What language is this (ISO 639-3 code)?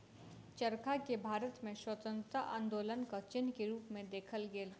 mai